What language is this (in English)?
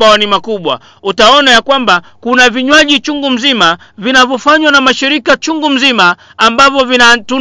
Swahili